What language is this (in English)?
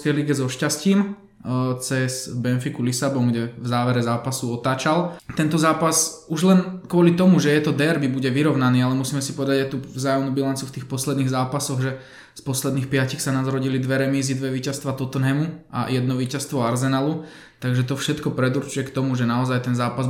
Slovak